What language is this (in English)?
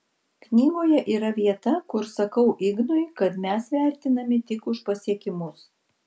Lithuanian